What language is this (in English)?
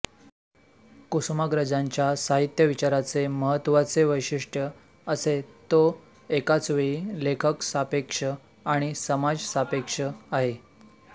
Marathi